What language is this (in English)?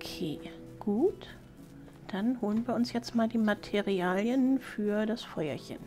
German